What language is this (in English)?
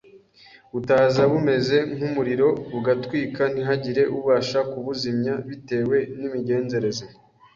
Kinyarwanda